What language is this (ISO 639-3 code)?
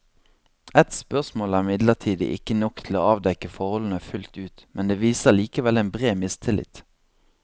nor